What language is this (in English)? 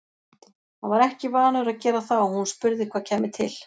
Icelandic